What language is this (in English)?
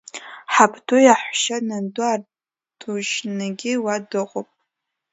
Abkhazian